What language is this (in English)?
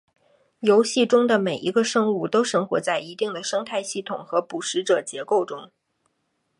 Chinese